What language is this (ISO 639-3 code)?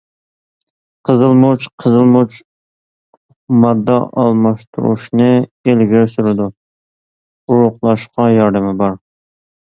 uig